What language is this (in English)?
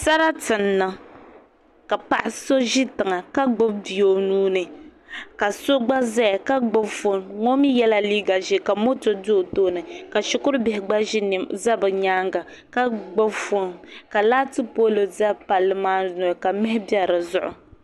Dagbani